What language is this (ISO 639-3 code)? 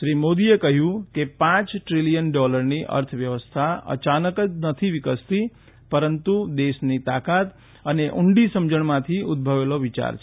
guj